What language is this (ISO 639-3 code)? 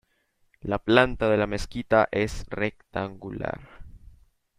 spa